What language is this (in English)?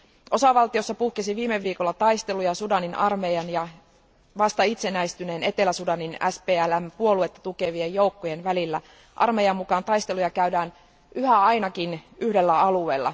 Finnish